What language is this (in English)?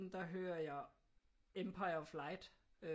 Danish